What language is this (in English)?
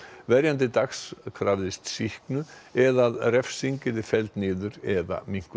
Icelandic